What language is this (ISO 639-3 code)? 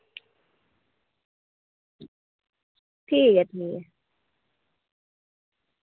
doi